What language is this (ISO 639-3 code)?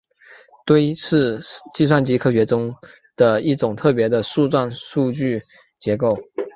zho